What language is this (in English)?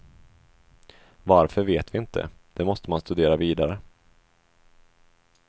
Swedish